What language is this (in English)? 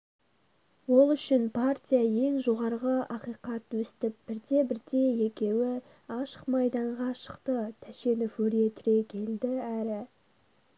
Kazakh